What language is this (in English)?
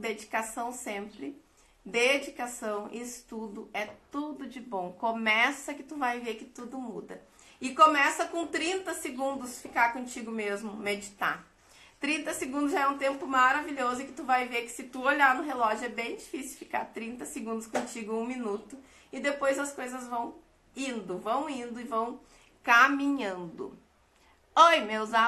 Portuguese